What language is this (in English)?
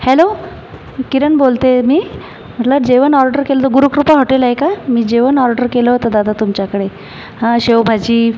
Marathi